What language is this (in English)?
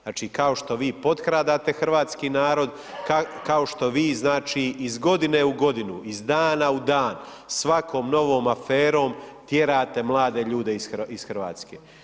Croatian